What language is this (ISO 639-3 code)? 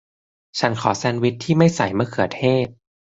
tha